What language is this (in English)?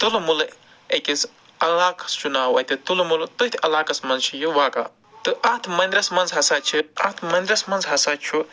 Kashmiri